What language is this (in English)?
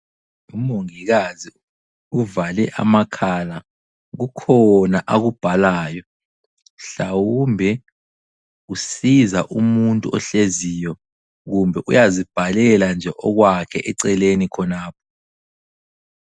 North Ndebele